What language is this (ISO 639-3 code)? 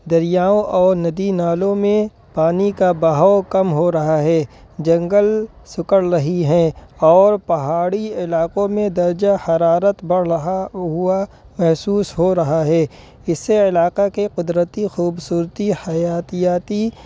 urd